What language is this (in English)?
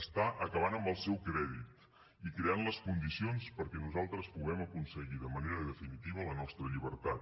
Catalan